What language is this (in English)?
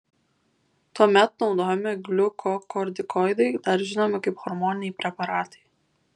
Lithuanian